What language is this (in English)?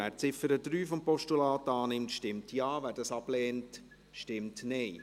Swiss German